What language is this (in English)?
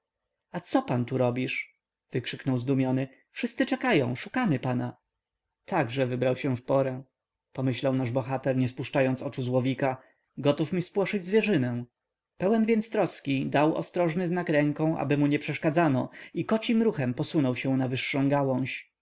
Polish